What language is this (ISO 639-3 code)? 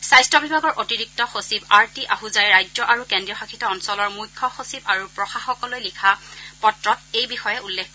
asm